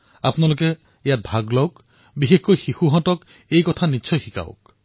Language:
Assamese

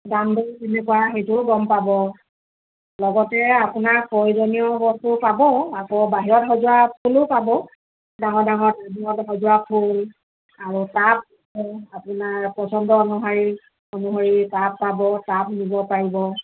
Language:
Assamese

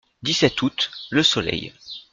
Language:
French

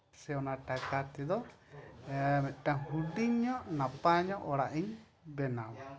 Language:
Santali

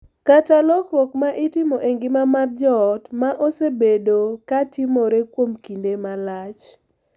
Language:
Luo (Kenya and Tanzania)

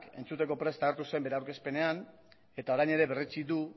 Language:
Basque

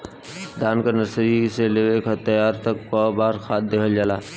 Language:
Bhojpuri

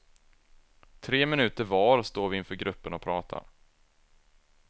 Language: Swedish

